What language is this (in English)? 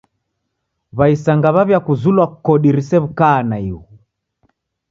Taita